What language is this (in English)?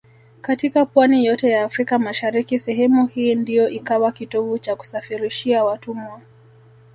Swahili